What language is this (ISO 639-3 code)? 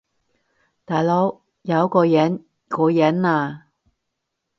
yue